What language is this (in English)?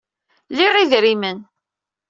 Kabyle